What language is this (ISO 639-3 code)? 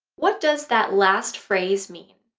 eng